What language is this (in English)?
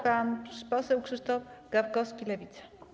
Polish